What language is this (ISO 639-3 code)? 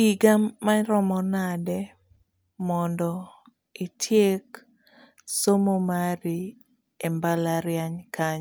luo